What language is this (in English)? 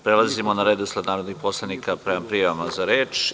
Serbian